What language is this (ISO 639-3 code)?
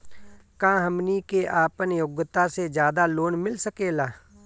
bho